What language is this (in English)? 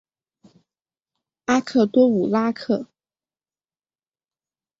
Chinese